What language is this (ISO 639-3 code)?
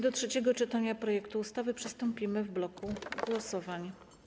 pol